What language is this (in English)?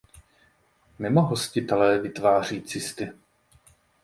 Czech